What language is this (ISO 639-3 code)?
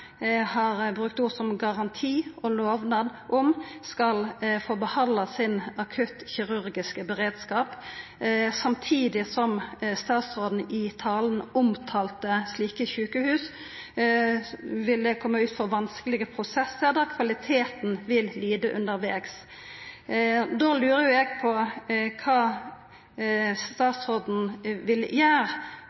nno